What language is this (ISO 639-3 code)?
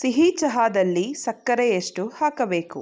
kan